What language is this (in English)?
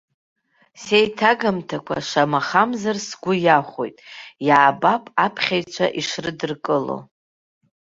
Abkhazian